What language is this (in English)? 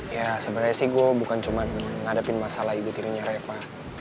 Indonesian